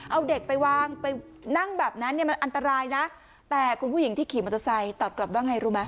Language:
Thai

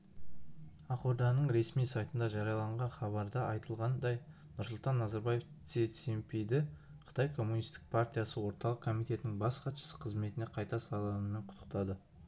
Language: Kazakh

